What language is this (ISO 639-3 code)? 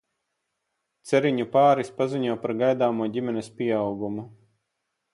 lav